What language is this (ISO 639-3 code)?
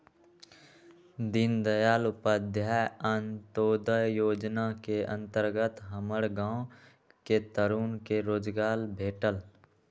mag